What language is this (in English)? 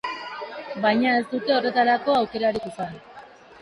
Basque